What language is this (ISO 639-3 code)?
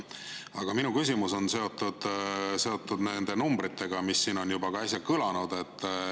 est